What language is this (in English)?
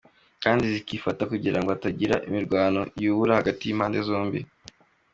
Kinyarwanda